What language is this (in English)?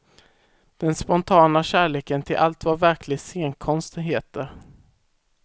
Swedish